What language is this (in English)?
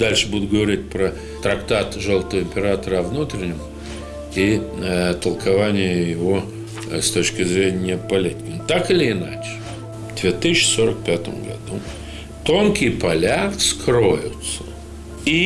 Russian